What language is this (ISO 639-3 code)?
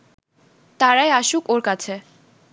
ben